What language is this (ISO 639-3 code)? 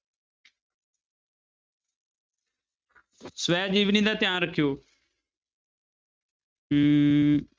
pan